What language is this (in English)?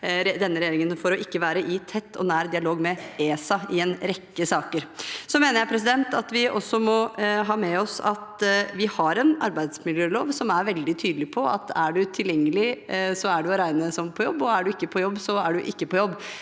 Norwegian